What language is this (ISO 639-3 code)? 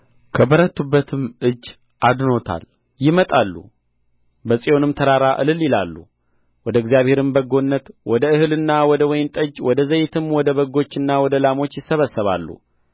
amh